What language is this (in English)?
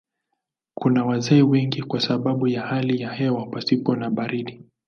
Swahili